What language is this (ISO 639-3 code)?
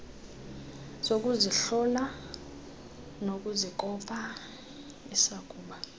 xho